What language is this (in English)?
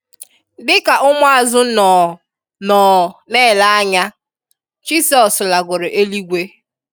Igbo